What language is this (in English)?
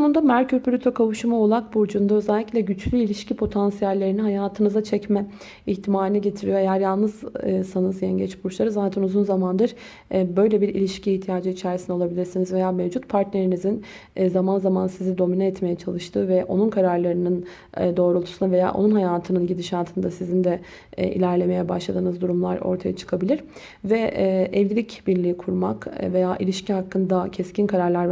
Turkish